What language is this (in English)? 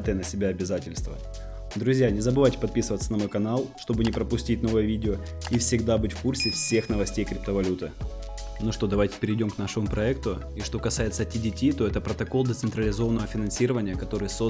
Russian